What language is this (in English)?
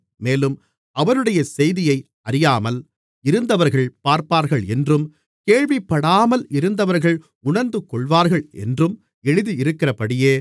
Tamil